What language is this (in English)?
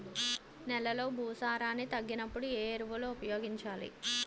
Telugu